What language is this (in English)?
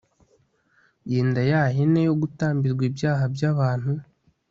Kinyarwanda